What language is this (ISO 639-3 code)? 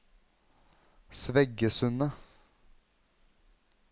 nor